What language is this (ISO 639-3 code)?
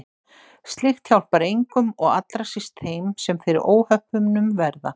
isl